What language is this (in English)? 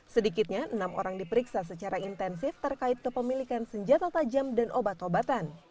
Indonesian